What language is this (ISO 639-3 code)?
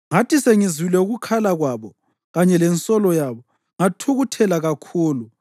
nde